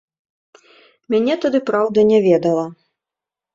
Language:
Belarusian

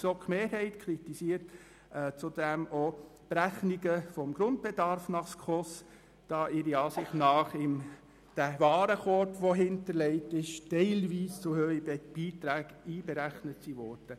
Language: Swiss German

